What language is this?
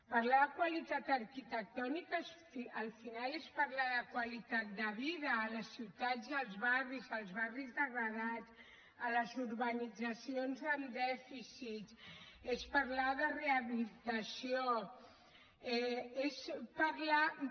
Catalan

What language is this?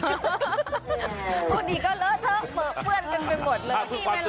Thai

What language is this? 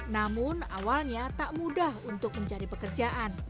Indonesian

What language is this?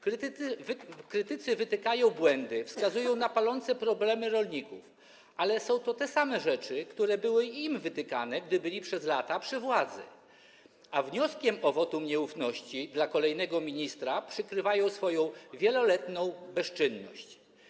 Polish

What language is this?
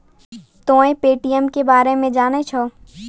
Maithili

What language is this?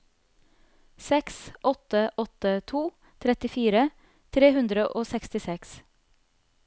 Norwegian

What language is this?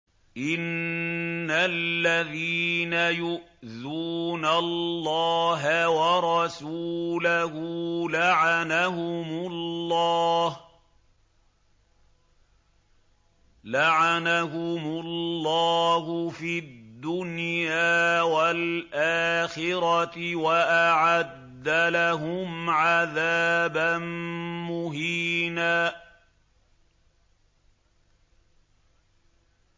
Arabic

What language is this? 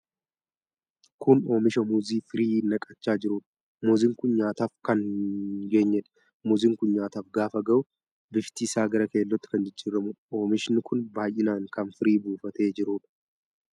Oromo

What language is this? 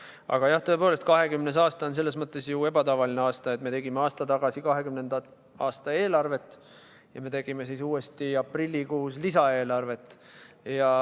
Estonian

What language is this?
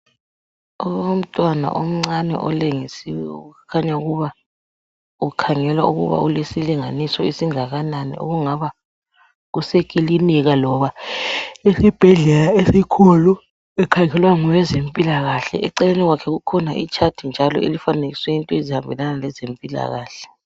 North Ndebele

